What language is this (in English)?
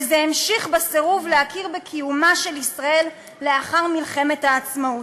Hebrew